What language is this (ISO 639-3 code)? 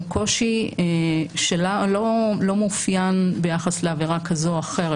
heb